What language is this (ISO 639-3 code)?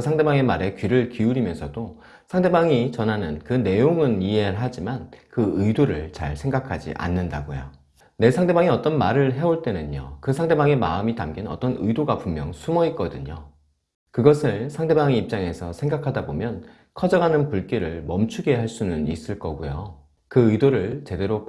kor